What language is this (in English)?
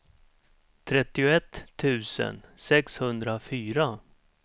Swedish